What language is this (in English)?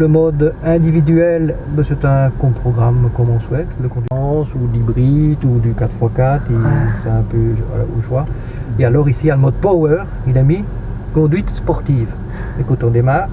French